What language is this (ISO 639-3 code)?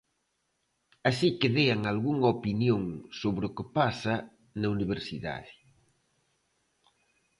glg